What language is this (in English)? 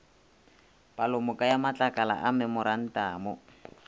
Northern Sotho